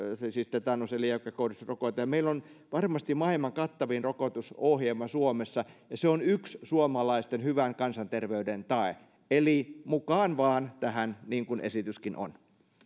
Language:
Finnish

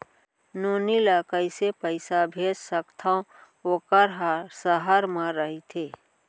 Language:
Chhattisgarhi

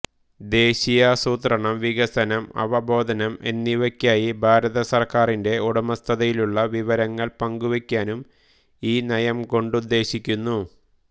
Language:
Malayalam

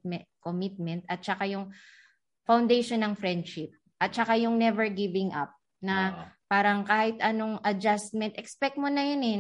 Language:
Filipino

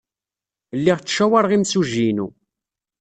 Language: Kabyle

